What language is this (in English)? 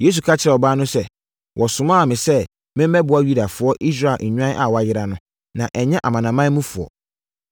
Akan